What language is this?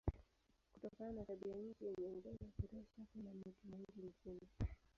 Swahili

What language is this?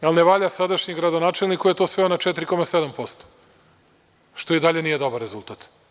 Serbian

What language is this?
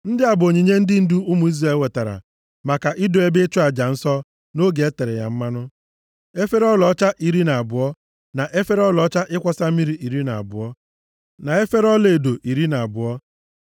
Igbo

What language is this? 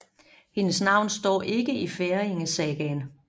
Danish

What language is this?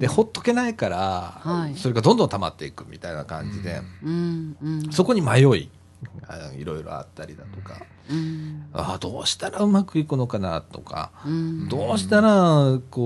Japanese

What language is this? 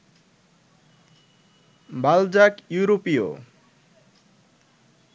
Bangla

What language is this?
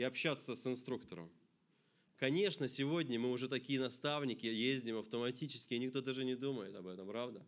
Russian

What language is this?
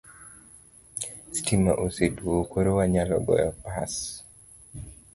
Luo (Kenya and Tanzania)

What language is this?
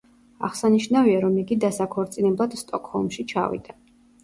Georgian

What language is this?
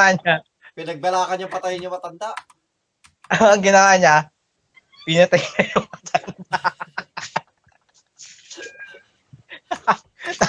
Filipino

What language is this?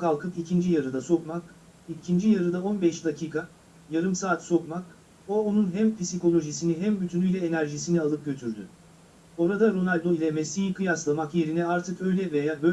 Turkish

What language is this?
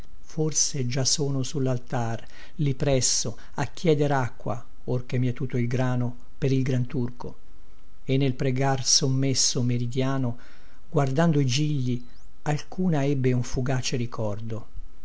Italian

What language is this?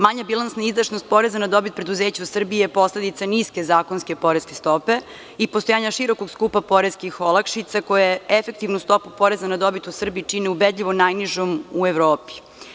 Serbian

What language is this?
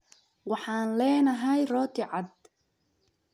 Somali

